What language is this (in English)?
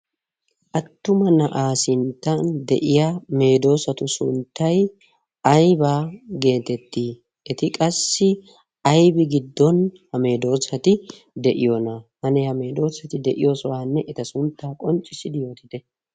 Wolaytta